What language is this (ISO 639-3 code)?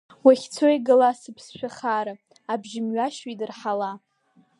abk